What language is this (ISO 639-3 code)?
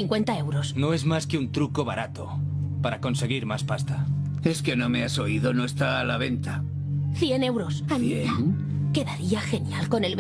spa